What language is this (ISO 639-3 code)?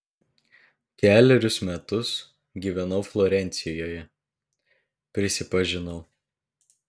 lit